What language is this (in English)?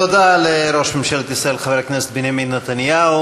Hebrew